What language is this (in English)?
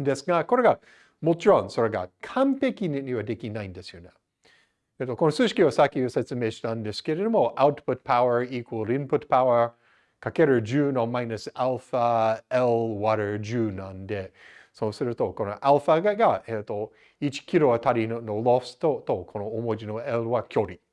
Japanese